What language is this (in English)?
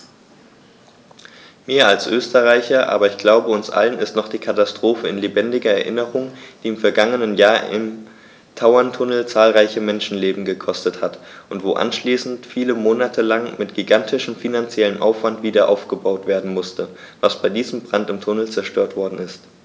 German